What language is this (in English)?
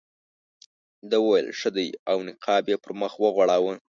Pashto